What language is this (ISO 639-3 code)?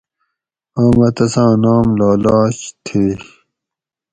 gwc